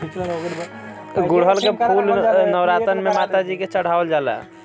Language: Bhojpuri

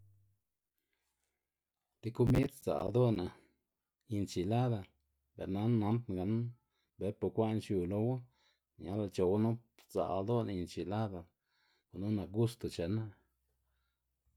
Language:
Xanaguía Zapotec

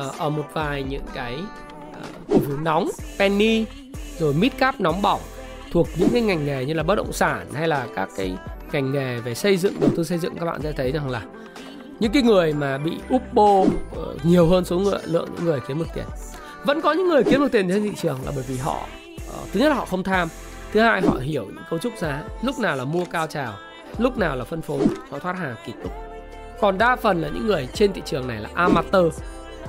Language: Vietnamese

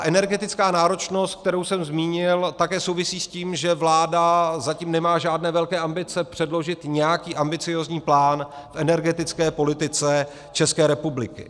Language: Czech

